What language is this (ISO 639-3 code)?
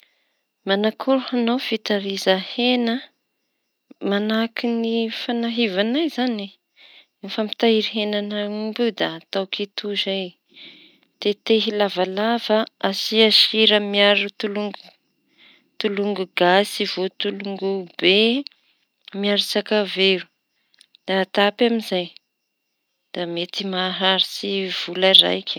txy